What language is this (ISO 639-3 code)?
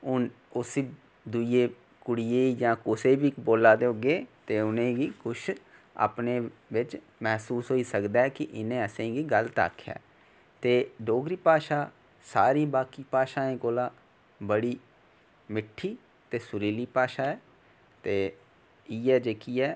doi